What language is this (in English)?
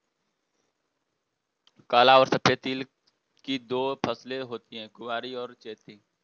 Hindi